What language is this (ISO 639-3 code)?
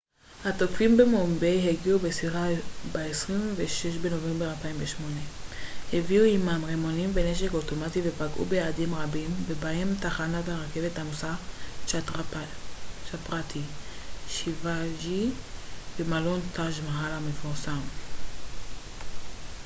heb